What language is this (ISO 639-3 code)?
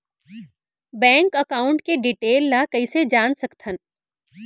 hne